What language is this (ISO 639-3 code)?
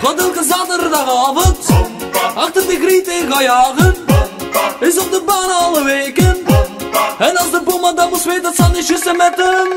nld